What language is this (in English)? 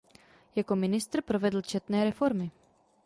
Czech